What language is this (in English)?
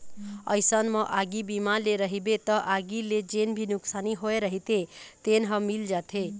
Chhattisgarhi